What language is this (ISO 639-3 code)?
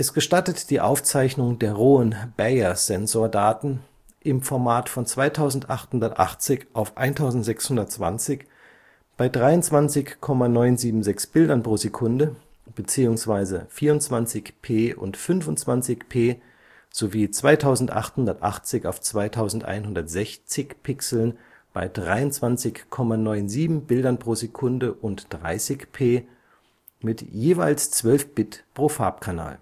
deu